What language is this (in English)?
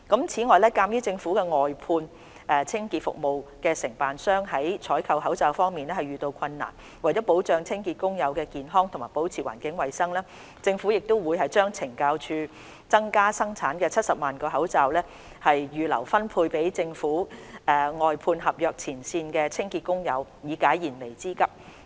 Cantonese